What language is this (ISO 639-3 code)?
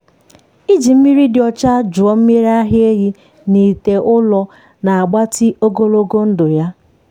ibo